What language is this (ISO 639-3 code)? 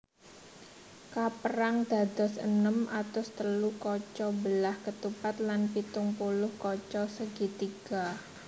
jav